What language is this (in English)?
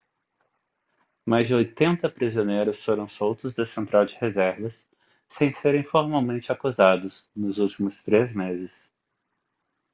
Portuguese